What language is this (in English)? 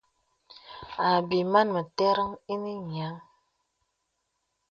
Bebele